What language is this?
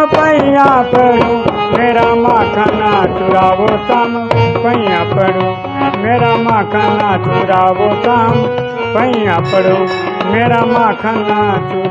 Hindi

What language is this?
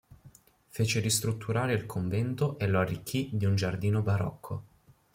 Italian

